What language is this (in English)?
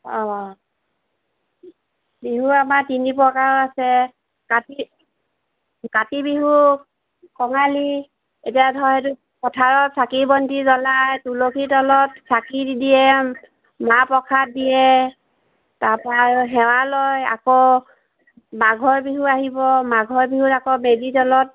Assamese